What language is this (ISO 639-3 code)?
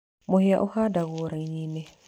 kik